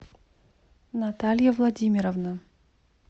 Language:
Russian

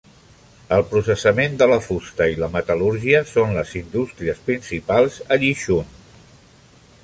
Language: Catalan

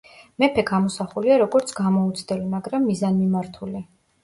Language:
Georgian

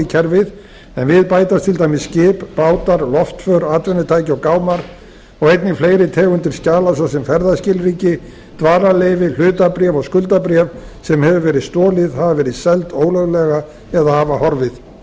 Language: Icelandic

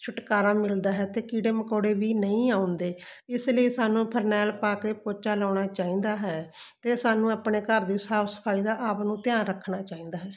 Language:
Punjabi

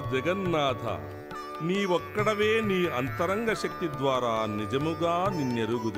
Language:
Telugu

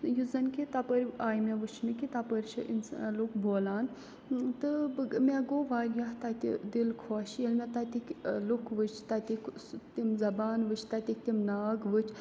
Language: Kashmiri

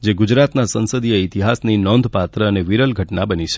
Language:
Gujarati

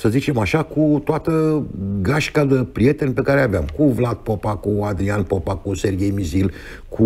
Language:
Romanian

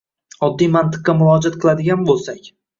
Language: Uzbek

